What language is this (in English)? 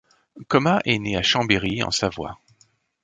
French